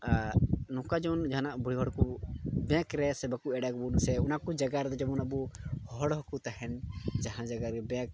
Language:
Santali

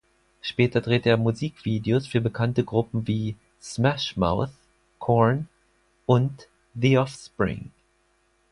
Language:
German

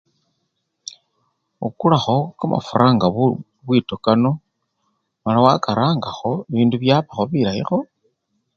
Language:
Luyia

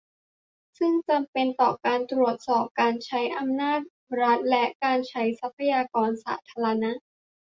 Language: Thai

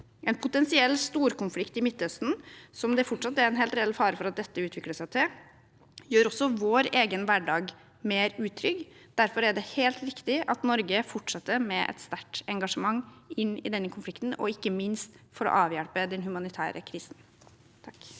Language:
Norwegian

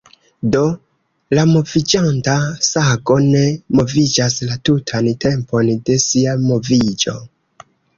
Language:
Esperanto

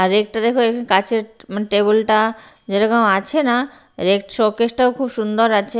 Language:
Bangla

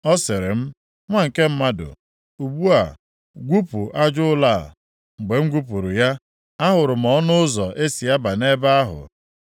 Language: Igbo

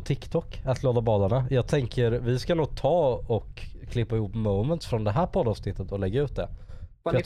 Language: Swedish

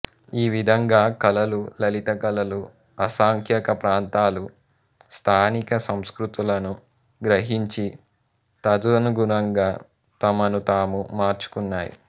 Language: Telugu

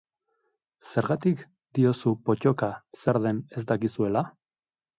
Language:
Basque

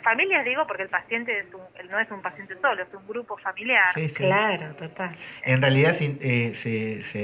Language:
Spanish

